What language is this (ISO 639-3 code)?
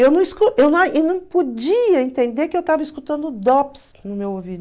por